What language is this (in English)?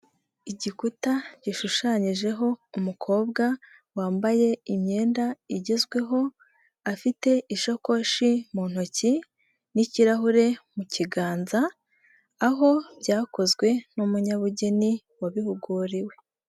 Kinyarwanda